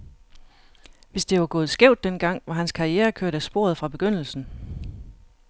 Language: Danish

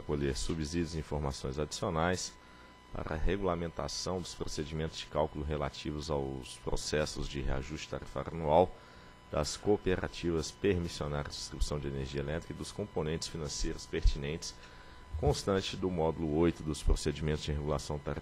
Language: Portuguese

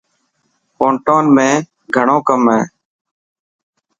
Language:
Dhatki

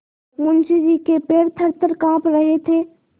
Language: Hindi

